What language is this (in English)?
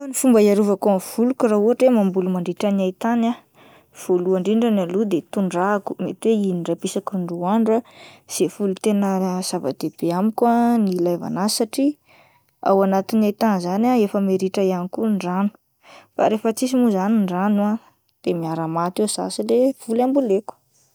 Malagasy